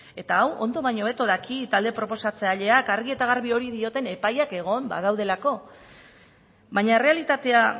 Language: Basque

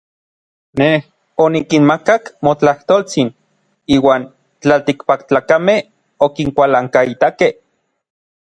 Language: Orizaba Nahuatl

